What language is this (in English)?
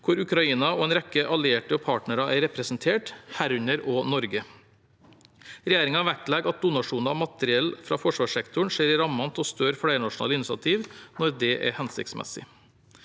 Norwegian